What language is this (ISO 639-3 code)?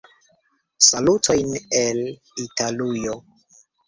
epo